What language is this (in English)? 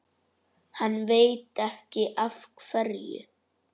Icelandic